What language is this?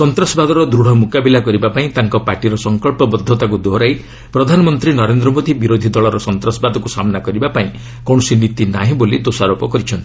Odia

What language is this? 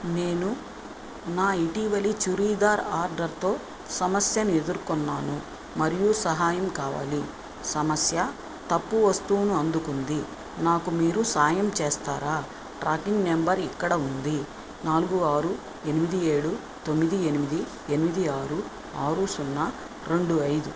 Telugu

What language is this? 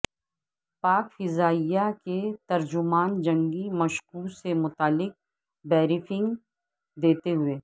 Urdu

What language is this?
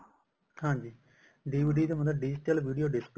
Punjabi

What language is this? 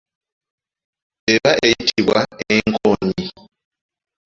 Ganda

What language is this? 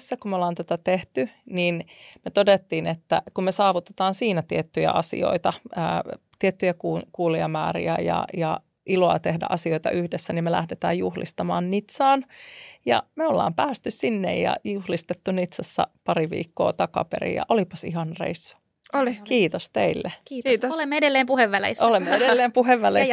Finnish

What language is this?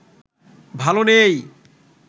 Bangla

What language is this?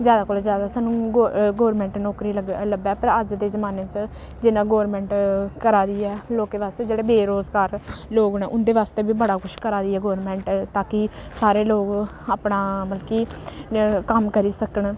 Dogri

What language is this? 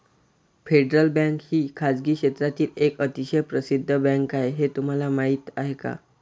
Marathi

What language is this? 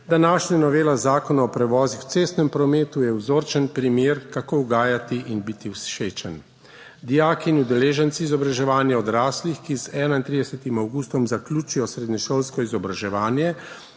Slovenian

